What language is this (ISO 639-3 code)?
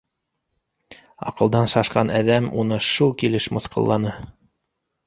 bak